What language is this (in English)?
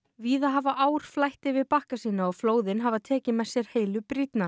Icelandic